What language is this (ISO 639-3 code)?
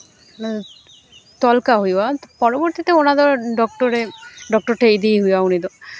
sat